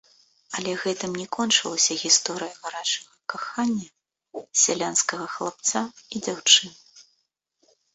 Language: Belarusian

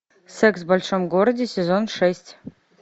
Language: Russian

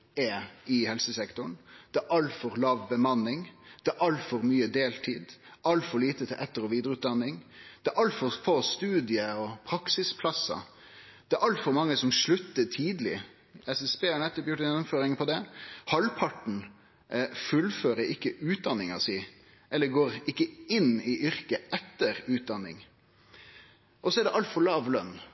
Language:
Norwegian Nynorsk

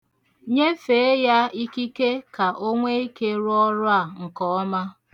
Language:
Igbo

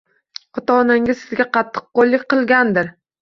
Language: Uzbek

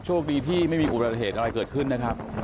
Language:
Thai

